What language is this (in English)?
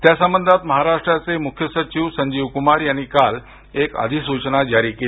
Marathi